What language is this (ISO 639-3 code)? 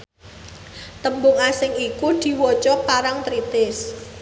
jav